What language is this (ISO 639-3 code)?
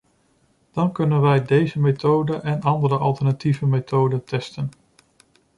nld